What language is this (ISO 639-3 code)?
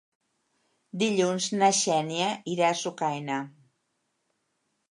cat